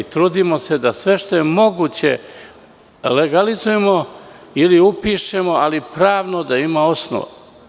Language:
Serbian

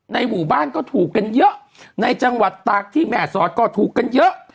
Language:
Thai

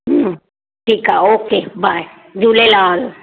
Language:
Sindhi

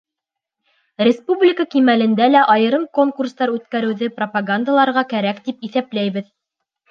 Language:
Bashkir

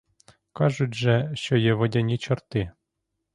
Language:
Ukrainian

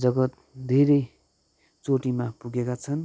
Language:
Nepali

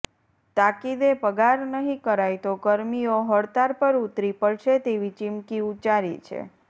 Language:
Gujarati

